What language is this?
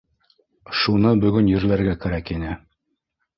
Bashkir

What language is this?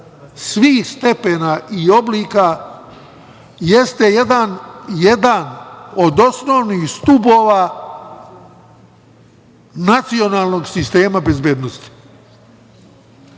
Serbian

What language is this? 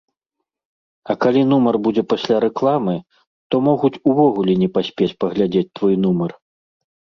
Belarusian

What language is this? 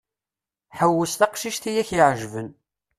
Kabyle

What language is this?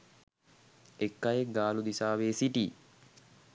Sinhala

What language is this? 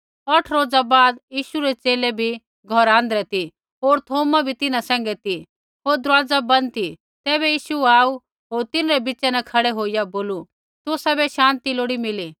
Kullu Pahari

